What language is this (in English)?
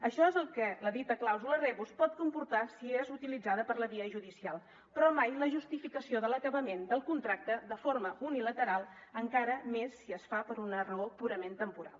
Catalan